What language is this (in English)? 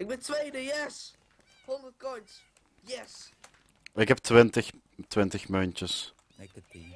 Dutch